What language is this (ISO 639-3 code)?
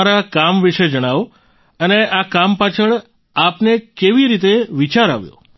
guj